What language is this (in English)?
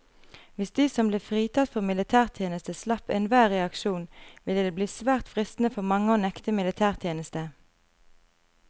Norwegian